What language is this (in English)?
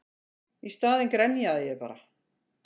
Icelandic